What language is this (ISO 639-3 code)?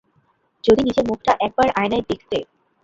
ben